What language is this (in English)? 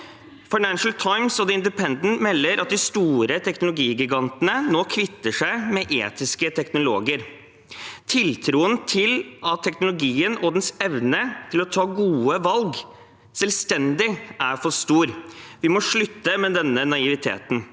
Norwegian